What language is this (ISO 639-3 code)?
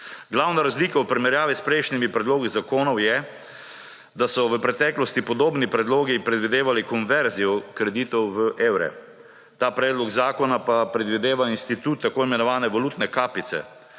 slv